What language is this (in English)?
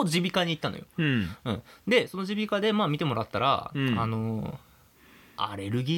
Japanese